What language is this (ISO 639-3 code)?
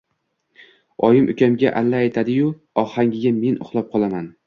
uzb